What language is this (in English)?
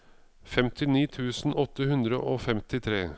Norwegian